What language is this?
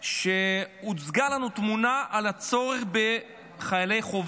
Hebrew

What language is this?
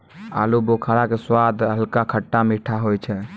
Maithili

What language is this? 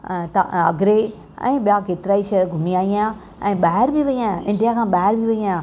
Sindhi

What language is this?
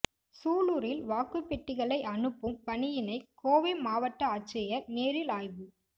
Tamil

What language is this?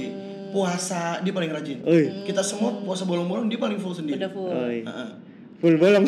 Indonesian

